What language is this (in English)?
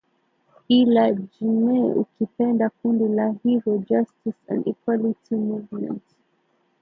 Swahili